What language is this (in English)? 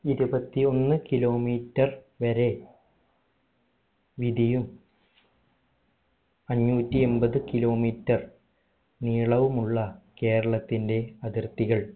Malayalam